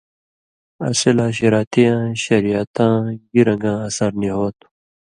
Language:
Indus Kohistani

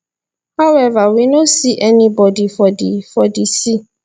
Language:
Nigerian Pidgin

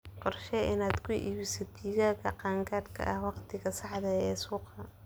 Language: Somali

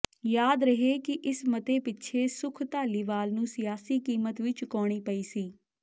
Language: Punjabi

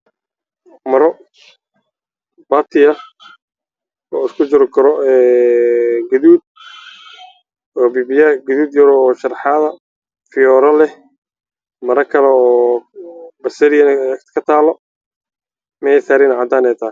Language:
Somali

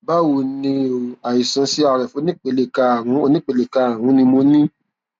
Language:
Yoruba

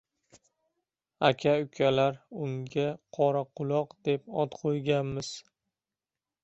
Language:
Uzbek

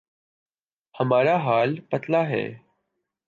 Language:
Urdu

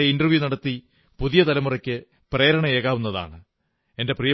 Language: Malayalam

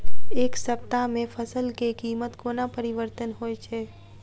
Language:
Maithili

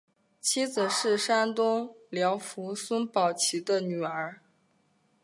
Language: Chinese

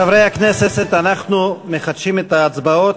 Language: Hebrew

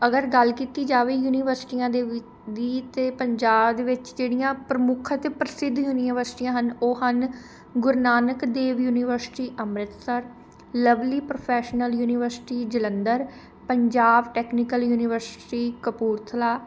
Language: Punjabi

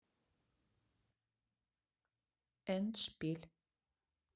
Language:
Russian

